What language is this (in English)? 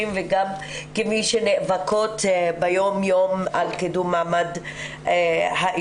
Hebrew